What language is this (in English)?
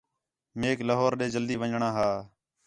Khetrani